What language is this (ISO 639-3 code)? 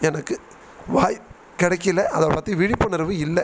tam